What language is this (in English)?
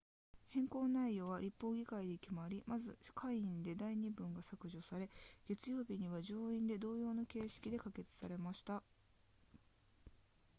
Japanese